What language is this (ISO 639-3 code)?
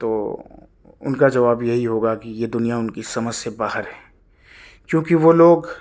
urd